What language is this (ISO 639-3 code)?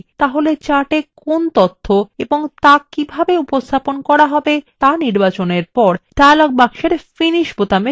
ben